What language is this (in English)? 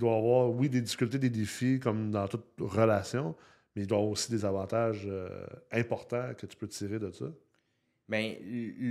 French